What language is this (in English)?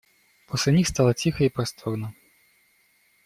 Russian